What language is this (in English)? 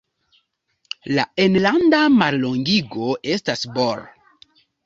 Esperanto